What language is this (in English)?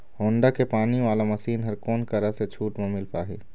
Chhattisgarhi